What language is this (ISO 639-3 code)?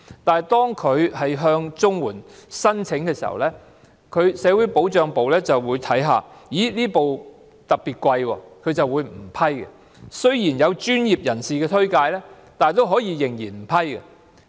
yue